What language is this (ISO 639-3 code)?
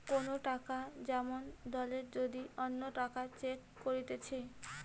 ben